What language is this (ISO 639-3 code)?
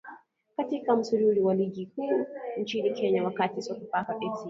swa